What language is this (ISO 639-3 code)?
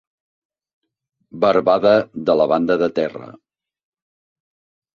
cat